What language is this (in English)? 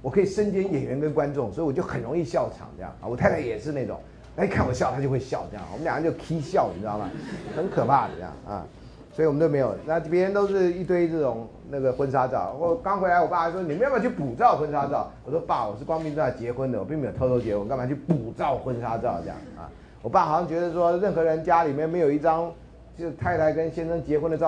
Chinese